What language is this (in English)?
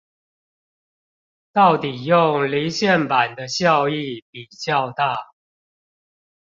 Chinese